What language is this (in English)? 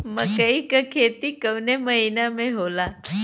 Bhojpuri